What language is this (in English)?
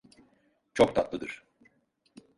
Turkish